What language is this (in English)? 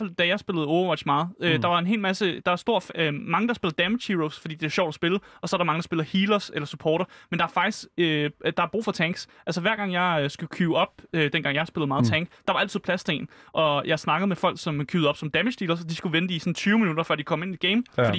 Danish